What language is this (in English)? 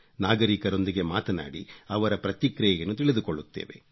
Kannada